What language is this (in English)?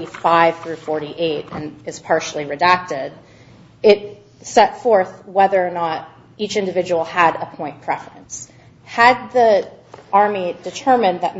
English